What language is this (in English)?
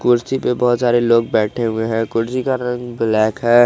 Hindi